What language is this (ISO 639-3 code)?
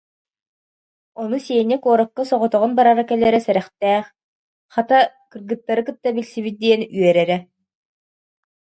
sah